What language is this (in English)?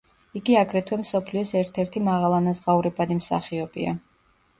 Georgian